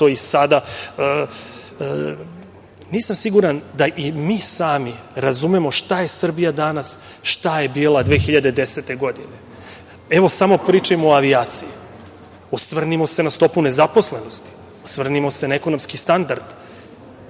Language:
Serbian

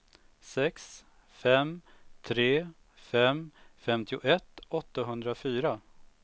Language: Swedish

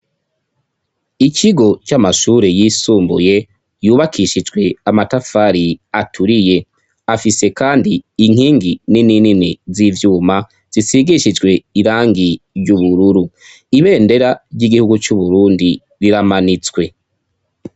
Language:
Rundi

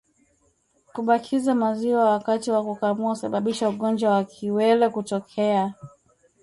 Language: Swahili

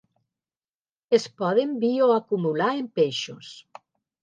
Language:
Catalan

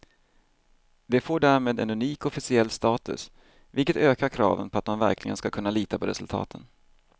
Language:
Swedish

